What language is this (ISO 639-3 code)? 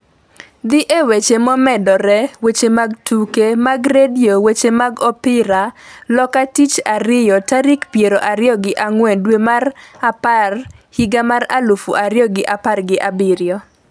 luo